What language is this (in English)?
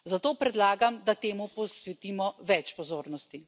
Slovenian